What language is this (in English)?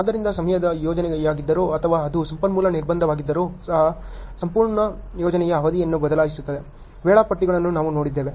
Kannada